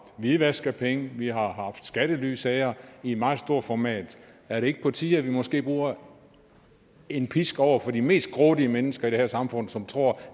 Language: Danish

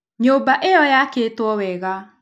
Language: Kikuyu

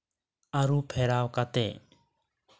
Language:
Santali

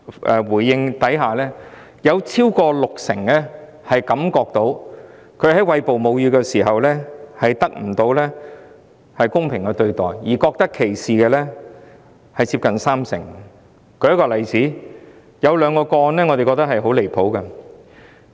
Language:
Cantonese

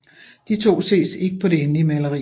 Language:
Danish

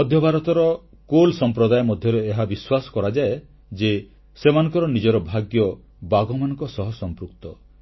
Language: Odia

